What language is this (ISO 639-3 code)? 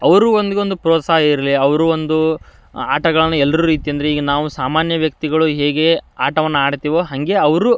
kan